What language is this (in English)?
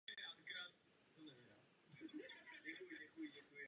Czech